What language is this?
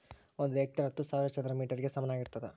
Kannada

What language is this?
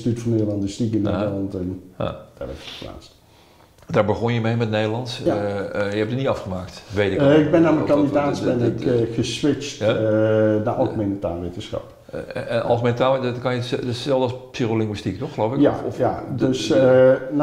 Dutch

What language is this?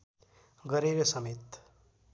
Nepali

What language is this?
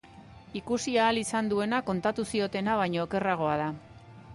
Basque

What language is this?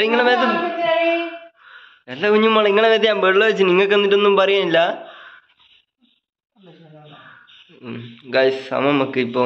Vietnamese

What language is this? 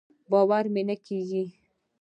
Pashto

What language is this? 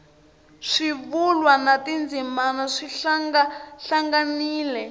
Tsonga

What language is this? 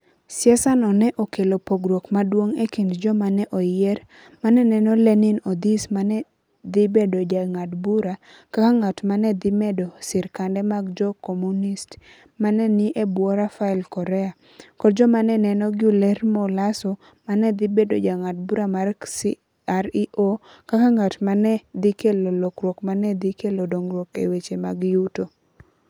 Luo (Kenya and Tanzania)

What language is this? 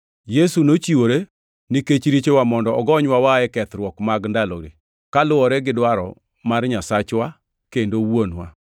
Luo (Kenya and Tanzania)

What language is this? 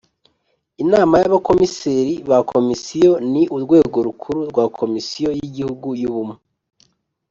Kinyarwanda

